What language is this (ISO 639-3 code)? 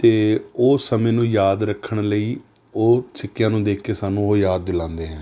pan